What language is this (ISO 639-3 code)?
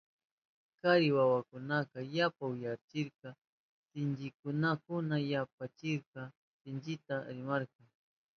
qup